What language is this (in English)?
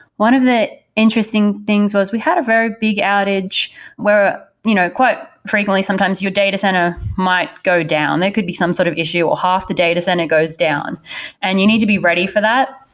English